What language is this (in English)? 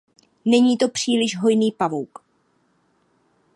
Czech